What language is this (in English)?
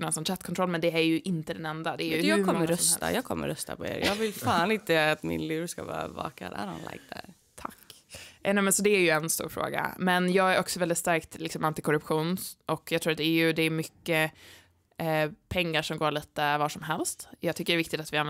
Swedish